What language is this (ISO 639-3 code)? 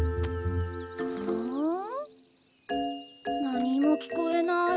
jpn